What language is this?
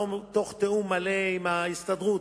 Hebrew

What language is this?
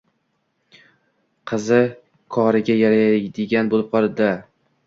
Uzbek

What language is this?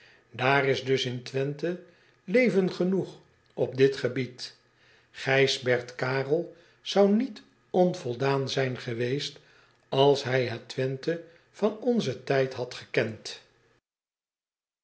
Dutch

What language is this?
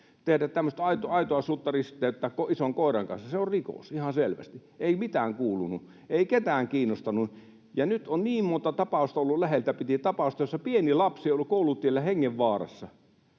Finnish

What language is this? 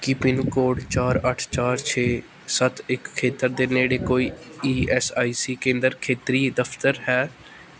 Punjabi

